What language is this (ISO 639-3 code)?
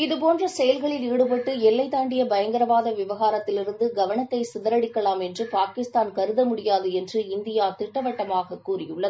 tam